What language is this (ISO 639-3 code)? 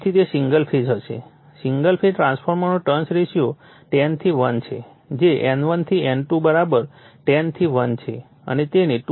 guj